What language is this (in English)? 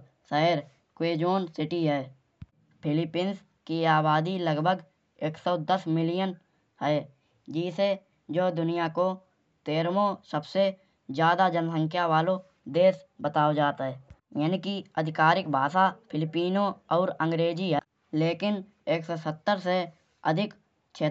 Kanauji